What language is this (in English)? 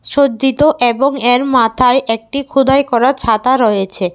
Bangla